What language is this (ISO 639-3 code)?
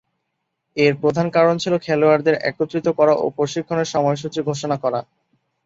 ben